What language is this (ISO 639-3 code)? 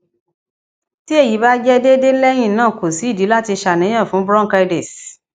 yor